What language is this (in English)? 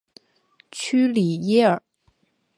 Chinese